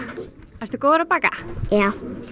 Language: Icelandic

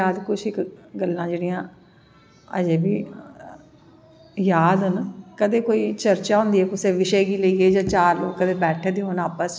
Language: Dogri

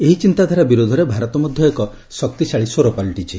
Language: Odia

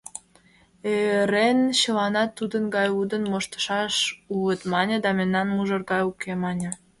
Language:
Mari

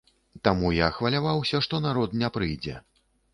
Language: Belarusian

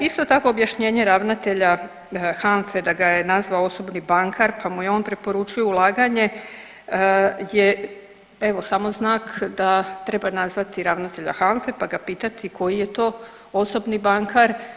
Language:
Croatian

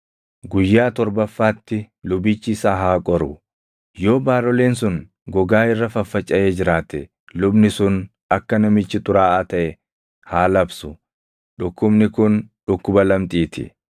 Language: Oromo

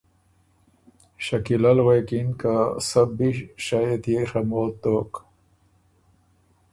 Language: Ormuri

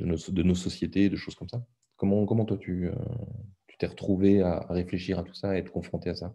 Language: French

